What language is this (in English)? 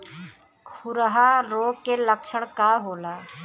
Bhojpuri